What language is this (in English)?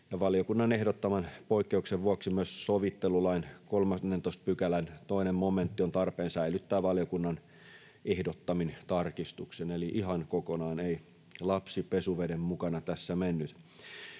Finnish